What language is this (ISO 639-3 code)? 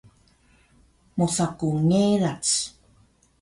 trv